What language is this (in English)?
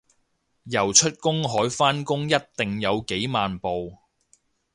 Cantonese